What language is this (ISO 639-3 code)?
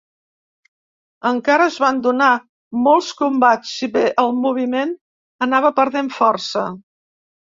cat